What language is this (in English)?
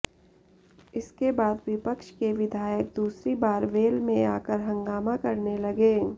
Hindi